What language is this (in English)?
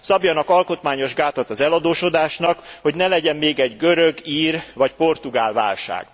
Hungarian